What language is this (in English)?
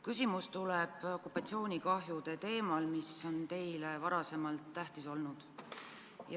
Estonian